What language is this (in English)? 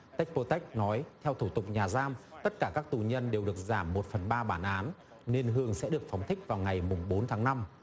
Vietnamese